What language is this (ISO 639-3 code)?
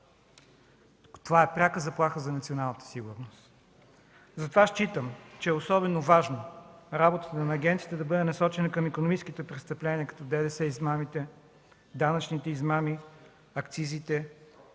bul